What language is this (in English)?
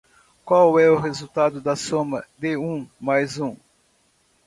Portuguese